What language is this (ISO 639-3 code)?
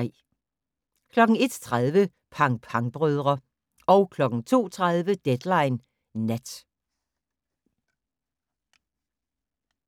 dan